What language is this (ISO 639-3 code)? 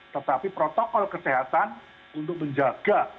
ind